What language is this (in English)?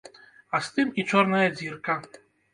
Belarusian